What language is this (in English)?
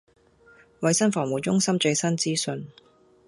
Cantonese